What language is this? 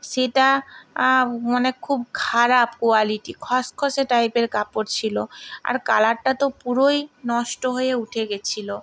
Bangla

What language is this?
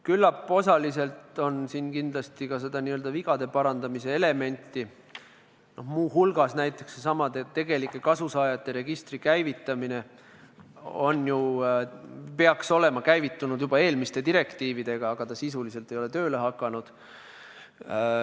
Estonian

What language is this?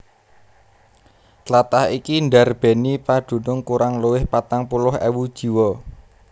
Javanese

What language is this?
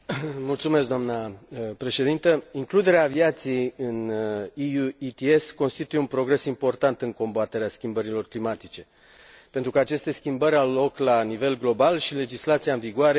Romanian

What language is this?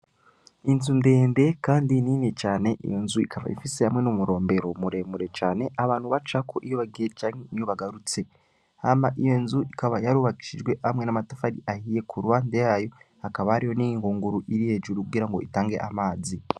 Rundi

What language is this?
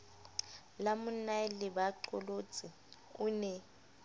Southern Sotho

